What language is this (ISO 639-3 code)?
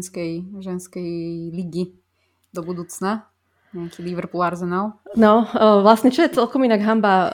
slk